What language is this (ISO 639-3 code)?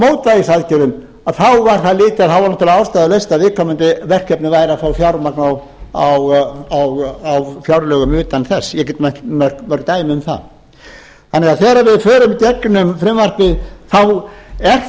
isl